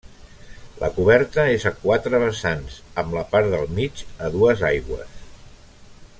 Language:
Catalan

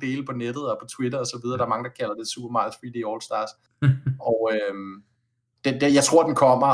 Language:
Danish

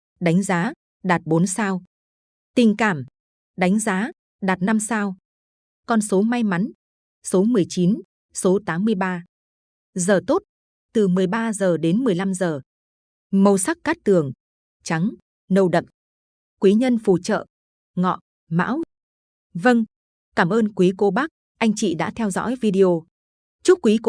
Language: Vietnamese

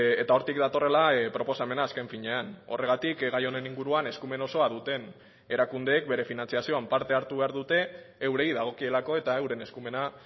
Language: Basque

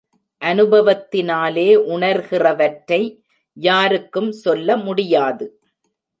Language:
Tamil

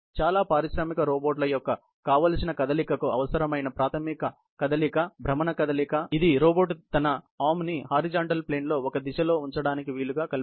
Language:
Telugu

